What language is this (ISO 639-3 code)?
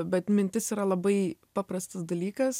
lit